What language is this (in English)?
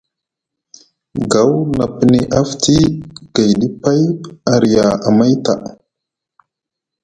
Musgu